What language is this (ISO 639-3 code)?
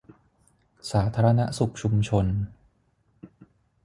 tha